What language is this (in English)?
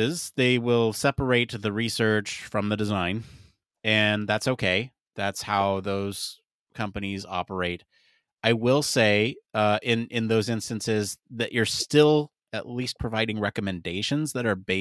English